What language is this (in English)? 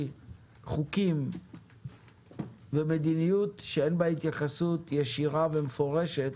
Hebrew